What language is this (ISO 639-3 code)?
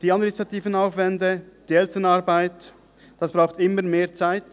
gsw